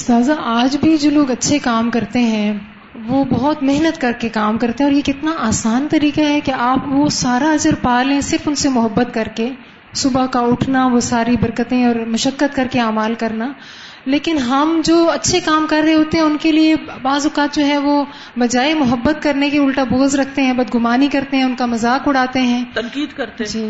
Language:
Urdu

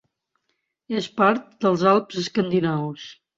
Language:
Catalan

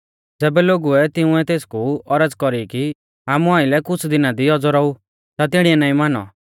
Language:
Mahasu Pahari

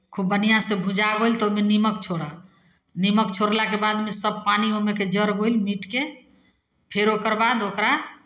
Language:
Maithili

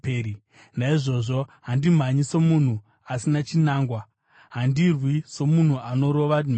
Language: Shona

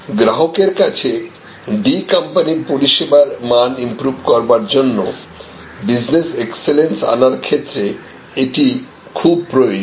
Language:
Bangla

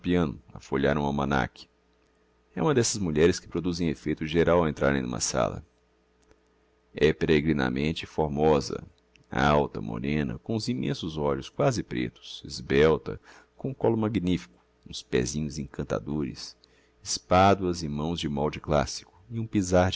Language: Portuguese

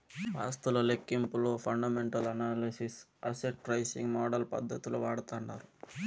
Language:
Telugu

